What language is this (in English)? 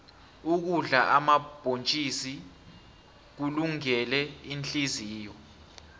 South Ndebele